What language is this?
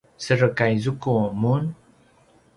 Paiwan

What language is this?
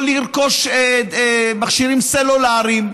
Hebrew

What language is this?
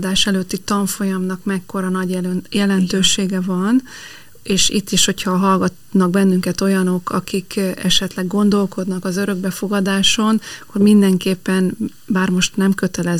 Hungarian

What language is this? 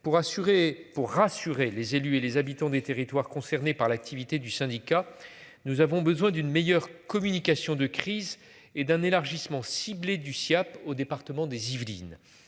French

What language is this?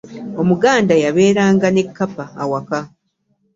Ganda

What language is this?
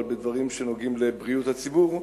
Hebrew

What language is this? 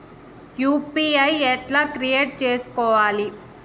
Telugu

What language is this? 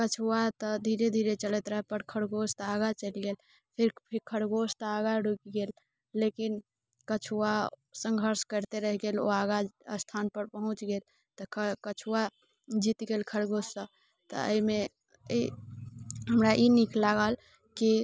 Maithili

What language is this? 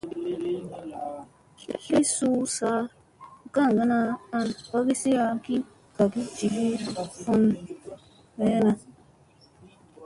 Musey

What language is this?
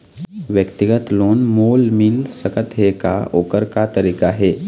Chhattisgarhi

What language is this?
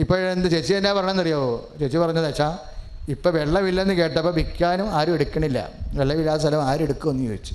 Malayalam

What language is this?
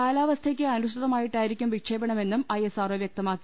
Malayalam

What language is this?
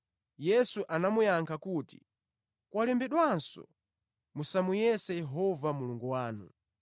Nyanja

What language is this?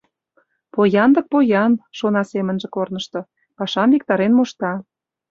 Mari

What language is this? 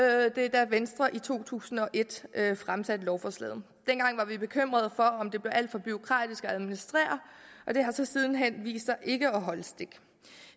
Danish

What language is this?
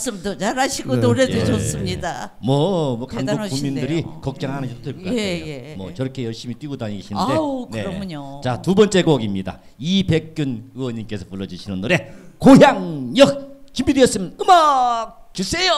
Korean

